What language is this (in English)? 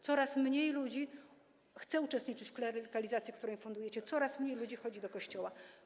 Polish